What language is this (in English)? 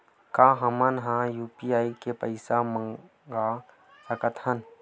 Chhattisgarhi